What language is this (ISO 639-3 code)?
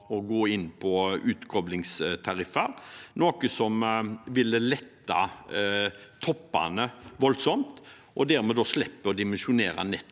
nor